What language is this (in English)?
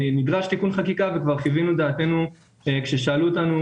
Hebrew